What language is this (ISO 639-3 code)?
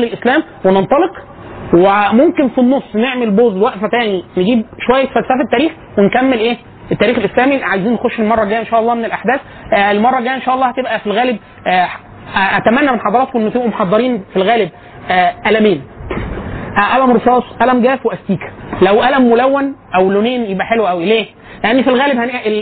ara